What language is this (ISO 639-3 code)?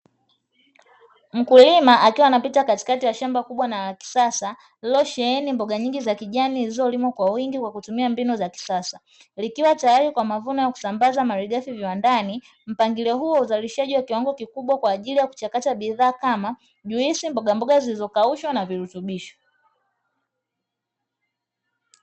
swa